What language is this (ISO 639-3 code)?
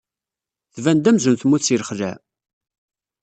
kab